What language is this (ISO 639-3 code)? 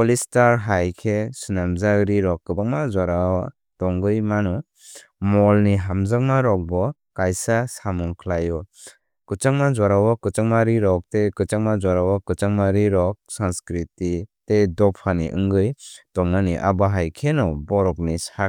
trp